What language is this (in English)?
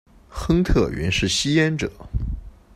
Chinese